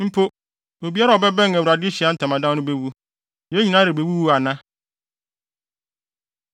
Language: Akan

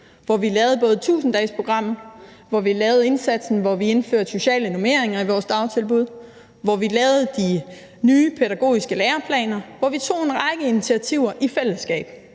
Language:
Danish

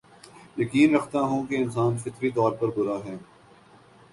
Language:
Urdu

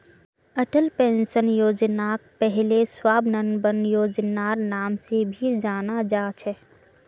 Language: Magahi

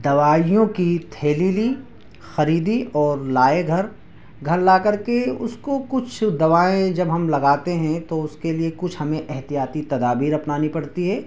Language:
Urdu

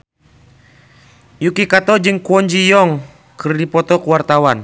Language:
Sundanese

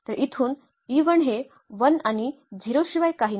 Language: Marathi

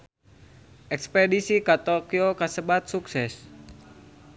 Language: Sundanese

